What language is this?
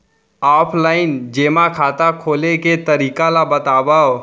Chhattisgarhi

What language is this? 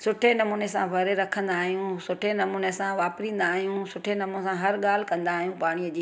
Sindhi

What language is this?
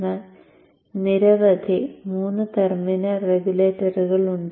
Malayalam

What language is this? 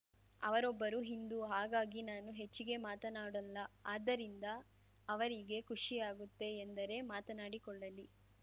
Kannada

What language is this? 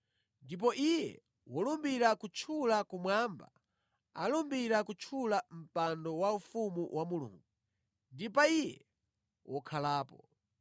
Nyanja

